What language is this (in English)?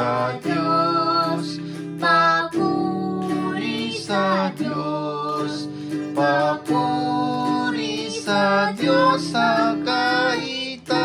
Indonesian